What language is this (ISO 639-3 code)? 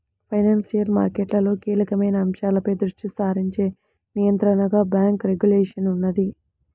tel